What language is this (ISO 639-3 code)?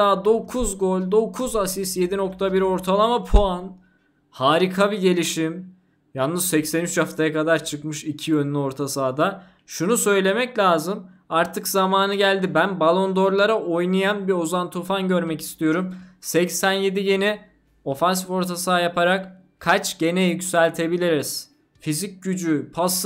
tur